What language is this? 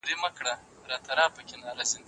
Pashto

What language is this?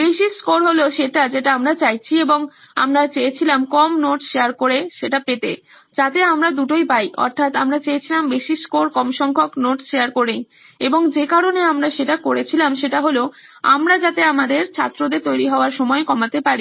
Bangla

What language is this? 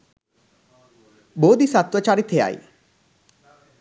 Sinhala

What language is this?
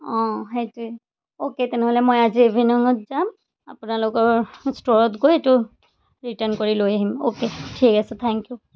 Assamese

